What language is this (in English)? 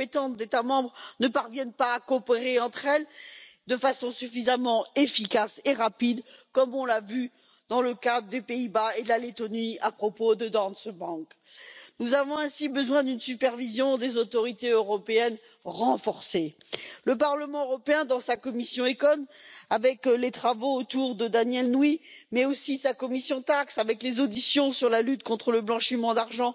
French